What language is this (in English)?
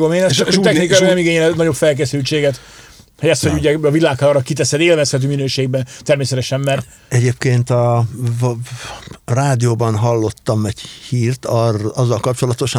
Hungarian